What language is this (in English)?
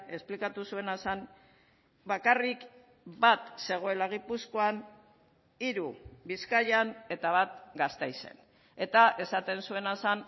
Basque